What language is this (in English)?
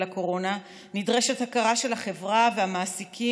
Hebrew